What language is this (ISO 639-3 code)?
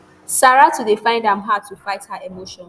pcm